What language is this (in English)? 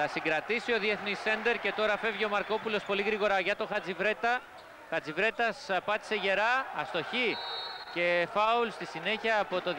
Greek